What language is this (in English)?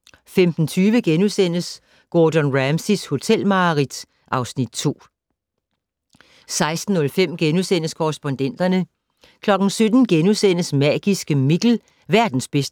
Danish